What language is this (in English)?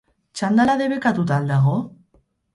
Basque